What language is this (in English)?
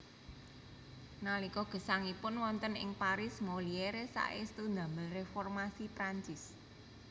Javanese